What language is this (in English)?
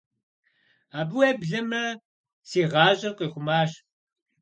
Kabardian